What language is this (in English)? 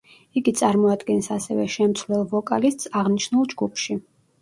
Georgian